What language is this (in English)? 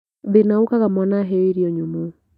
Kikuyu